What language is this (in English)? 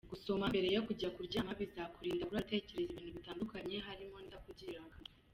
Kinyarwanda